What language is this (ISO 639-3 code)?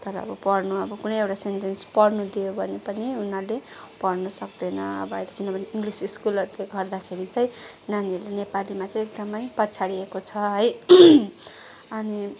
nep